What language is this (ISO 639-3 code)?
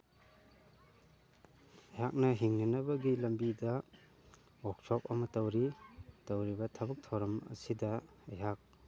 mni